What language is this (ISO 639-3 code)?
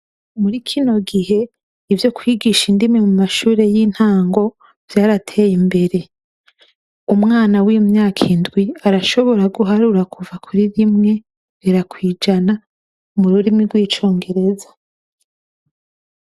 run